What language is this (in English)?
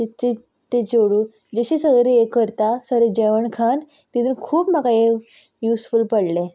Konkani